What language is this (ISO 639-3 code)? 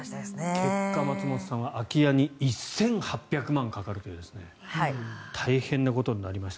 jpn